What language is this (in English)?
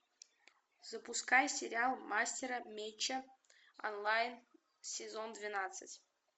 Russian